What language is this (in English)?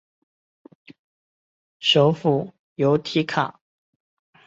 Chinese